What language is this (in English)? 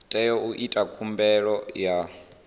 Venda